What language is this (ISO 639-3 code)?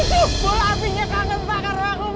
ind